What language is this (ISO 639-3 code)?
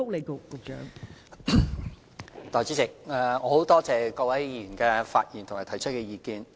yue